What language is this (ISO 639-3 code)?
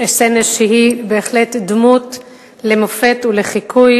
heb